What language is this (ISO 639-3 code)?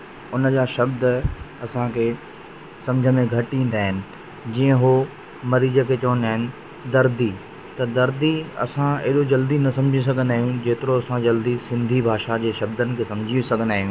snd